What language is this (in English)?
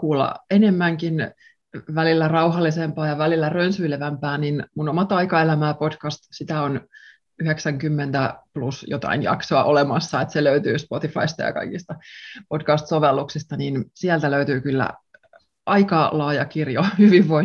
Finnish